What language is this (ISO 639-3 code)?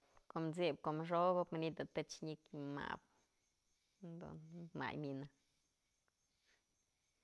mzl